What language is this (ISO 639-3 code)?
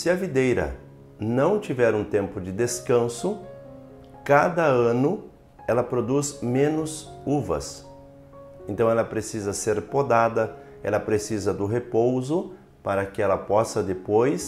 por